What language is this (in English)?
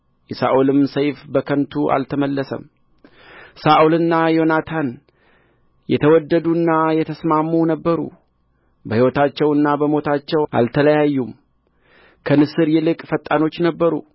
Amharic